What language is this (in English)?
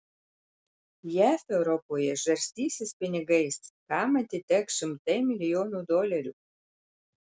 Lithuanian